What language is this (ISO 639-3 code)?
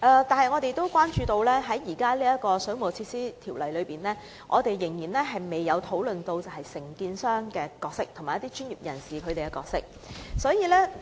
yue